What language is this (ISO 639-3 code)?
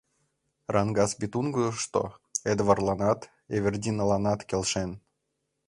chm